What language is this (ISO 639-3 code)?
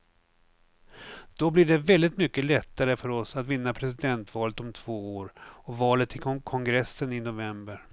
swe